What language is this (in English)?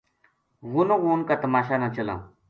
Gujari